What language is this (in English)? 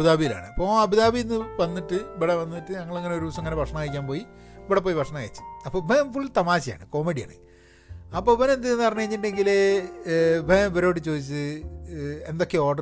Malayalam